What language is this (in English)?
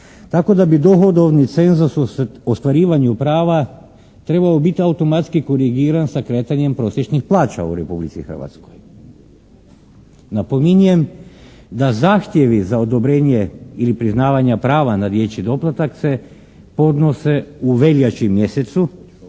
Croatian